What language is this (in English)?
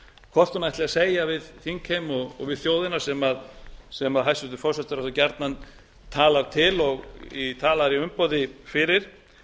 Icelandic